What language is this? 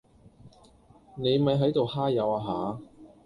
Cantonese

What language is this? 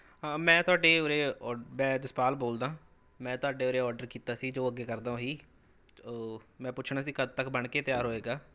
Punjabi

